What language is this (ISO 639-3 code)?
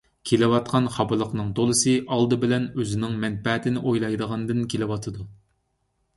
uig